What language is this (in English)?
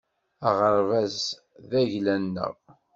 Kabyle